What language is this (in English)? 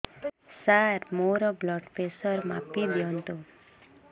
Odia